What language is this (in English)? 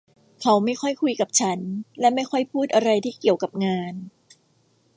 Thai